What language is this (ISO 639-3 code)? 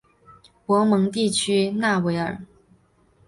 zho